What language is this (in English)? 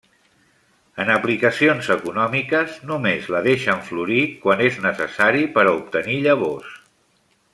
Catalan